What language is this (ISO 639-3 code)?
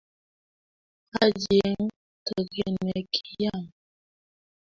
kln